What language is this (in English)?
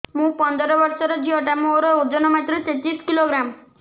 Odia